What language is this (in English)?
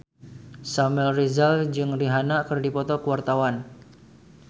Sundanese